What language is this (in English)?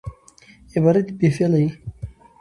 Pashto